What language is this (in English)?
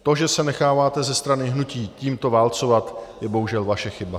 Czech